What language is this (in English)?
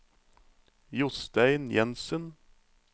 Norwegian